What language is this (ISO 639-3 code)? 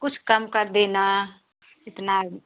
hin